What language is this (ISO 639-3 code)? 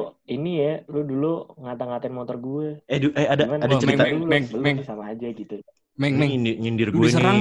ind